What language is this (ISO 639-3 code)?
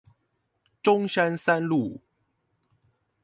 zho